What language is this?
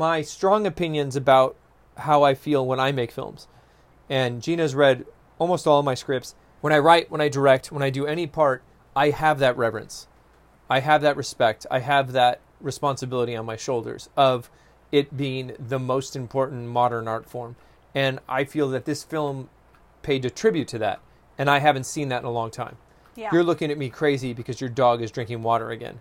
English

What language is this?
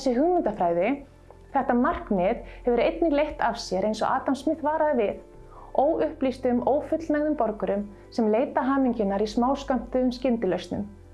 Icelandic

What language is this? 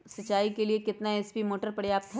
Magahi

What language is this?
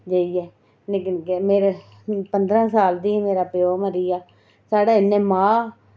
Dogri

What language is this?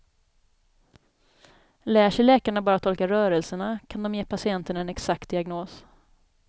Swedish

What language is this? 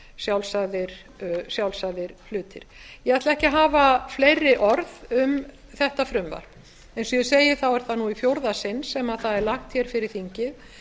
Icelandic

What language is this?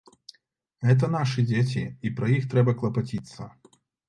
Belarusian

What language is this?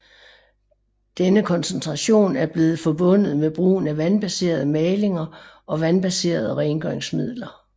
Danish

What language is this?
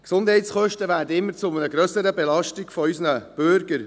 Swiss German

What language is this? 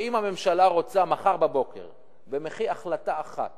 Hebrew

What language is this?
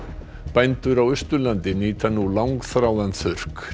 Icelandic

